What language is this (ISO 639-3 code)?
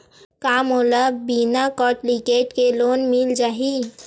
hne